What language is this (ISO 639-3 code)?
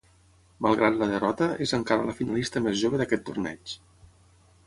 cat